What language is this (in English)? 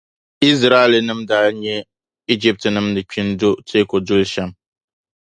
Dagbani